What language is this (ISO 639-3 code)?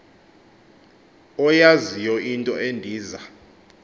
xho